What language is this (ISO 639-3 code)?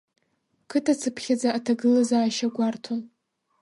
abk